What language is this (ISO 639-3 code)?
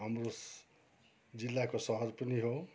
nep